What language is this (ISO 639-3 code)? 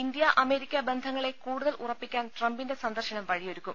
mal